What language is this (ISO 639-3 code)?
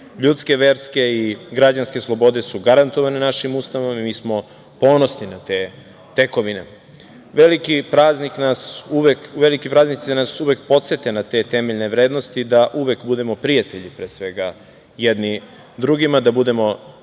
srp